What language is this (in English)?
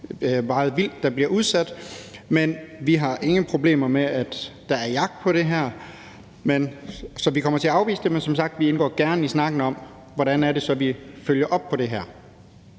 Danish